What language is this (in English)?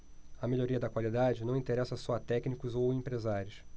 Portuguese